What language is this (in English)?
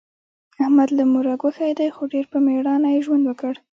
Pashto